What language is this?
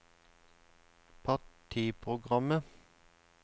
Norwegian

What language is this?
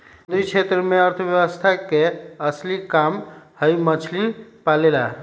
Magahi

